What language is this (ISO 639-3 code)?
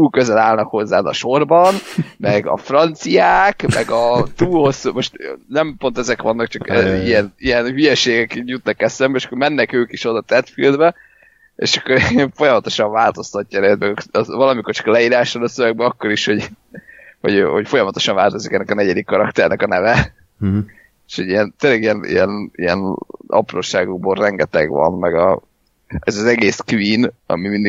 hun